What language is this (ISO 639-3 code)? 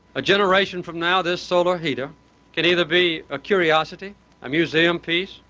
eng